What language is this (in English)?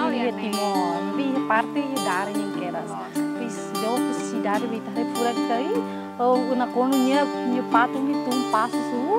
Indonesian